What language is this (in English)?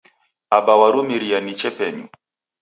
Taita